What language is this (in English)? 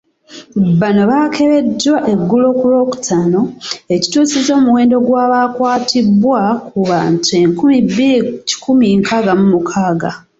Ganda